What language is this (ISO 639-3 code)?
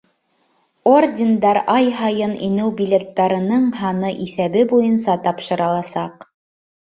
bak